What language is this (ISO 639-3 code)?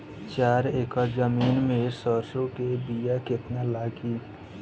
bho